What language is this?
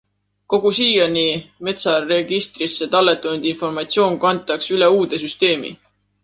Estonian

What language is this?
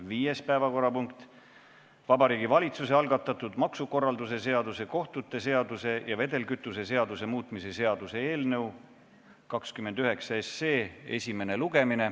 Estonian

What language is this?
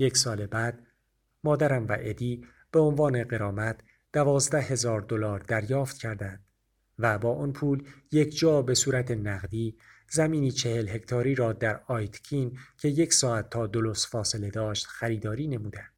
Persian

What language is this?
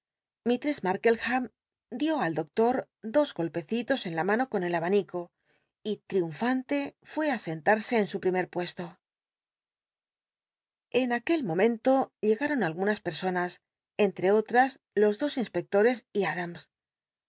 Spanish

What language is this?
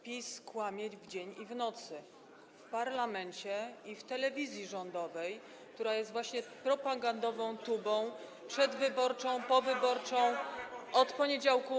Polish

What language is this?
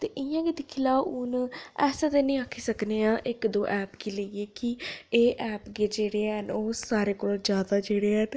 Dogri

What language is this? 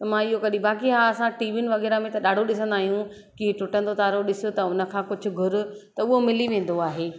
Sindhi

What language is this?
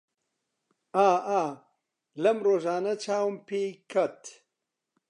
Central Kurdish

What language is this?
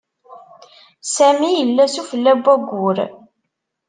Kabyle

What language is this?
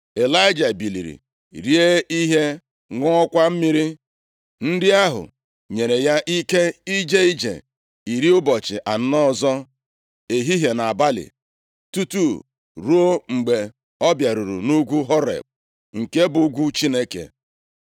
Igbo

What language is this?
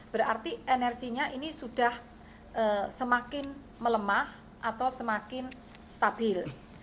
Indonesian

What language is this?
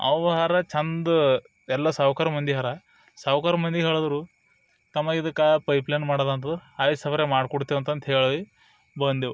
Kannada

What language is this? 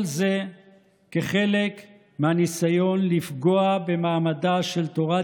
Hebrew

